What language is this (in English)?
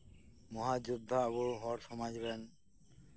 Santali